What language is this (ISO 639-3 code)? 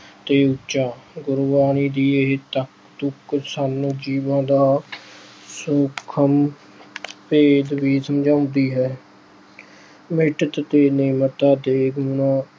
pan